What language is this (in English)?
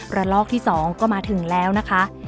Thai